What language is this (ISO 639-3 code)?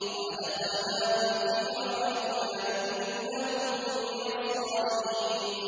ara